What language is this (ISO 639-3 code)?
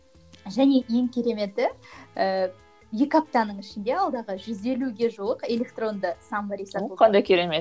kaz